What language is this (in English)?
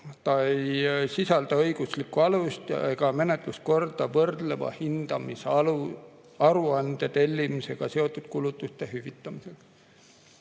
Estonian